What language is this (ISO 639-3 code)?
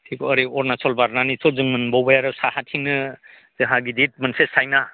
brx